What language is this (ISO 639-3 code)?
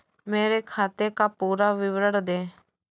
hin